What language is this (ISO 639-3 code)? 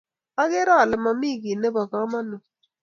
kln